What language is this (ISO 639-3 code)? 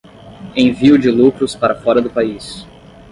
por